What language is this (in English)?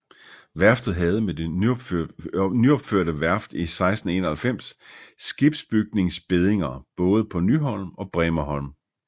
Danish